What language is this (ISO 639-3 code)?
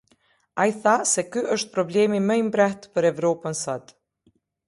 sqi